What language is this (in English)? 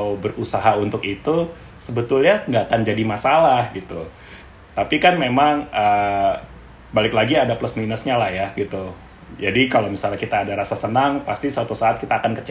Indonesian